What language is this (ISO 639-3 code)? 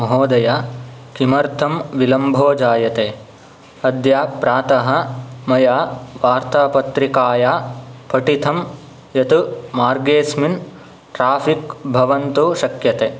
san